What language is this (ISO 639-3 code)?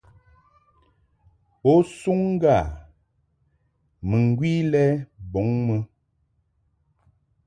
mhk